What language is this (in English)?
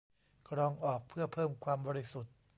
Thai